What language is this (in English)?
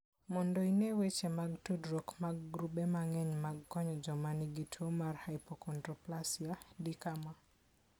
Luo (Kenya and Tanzania)